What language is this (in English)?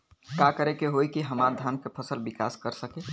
Bhojpuri